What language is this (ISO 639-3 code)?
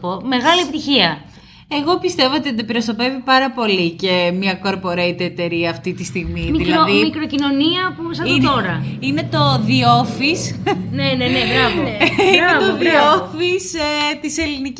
ell